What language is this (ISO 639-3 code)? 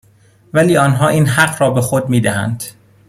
fas